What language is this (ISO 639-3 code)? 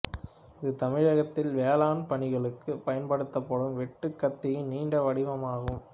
tam